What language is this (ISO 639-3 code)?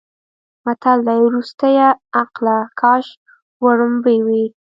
pus